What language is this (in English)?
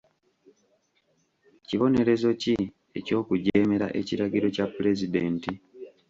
Ganda